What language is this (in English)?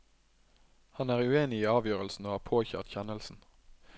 Norwegian